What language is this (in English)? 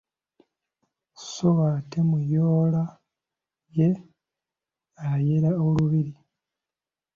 Ganda